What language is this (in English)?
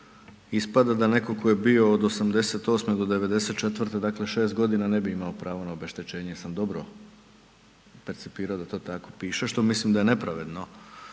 Croatian